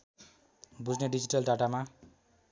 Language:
Nepali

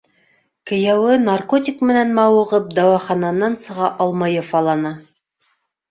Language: Bashkir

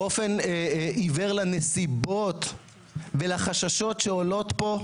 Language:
Hebrew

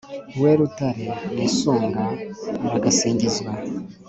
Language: Kinyarwanda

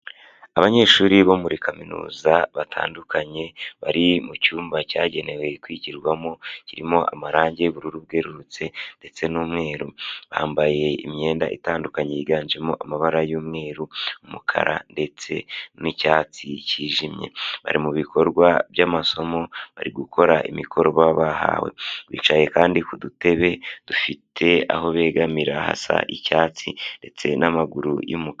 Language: Kinyarwanda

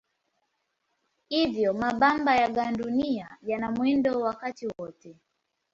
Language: Swahili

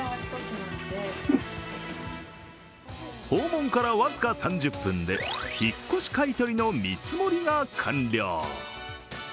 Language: Japanese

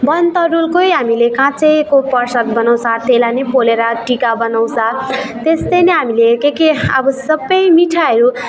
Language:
Nepali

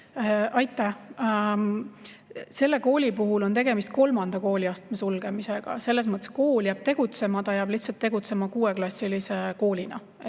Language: Estonian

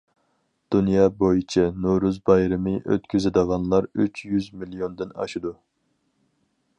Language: Uyghur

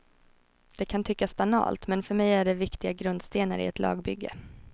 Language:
Swedish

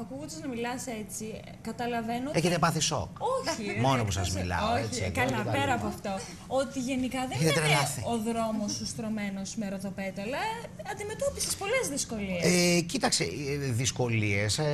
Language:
Greek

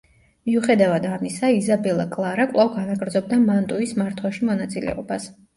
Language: Georgian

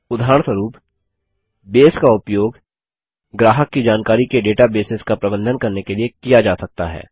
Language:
Hindi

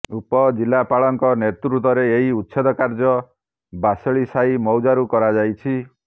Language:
Odia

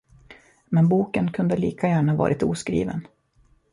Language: Swedish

